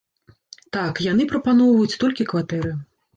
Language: Belarusian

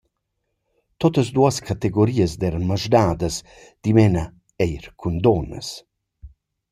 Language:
Romansh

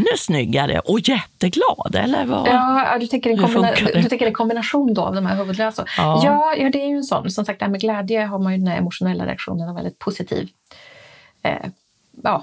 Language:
Swedish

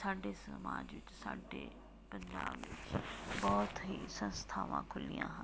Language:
Punjabi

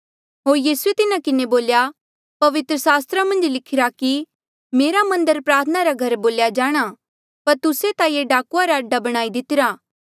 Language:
Mandeali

